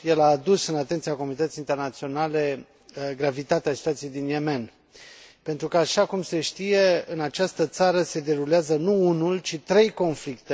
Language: Romanian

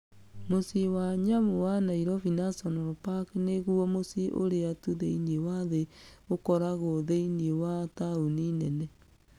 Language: Kikuyu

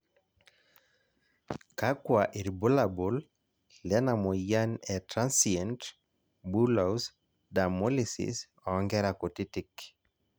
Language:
Masai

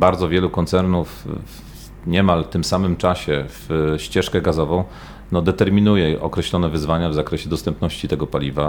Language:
Polish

